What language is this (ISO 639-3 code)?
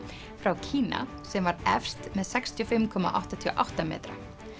isl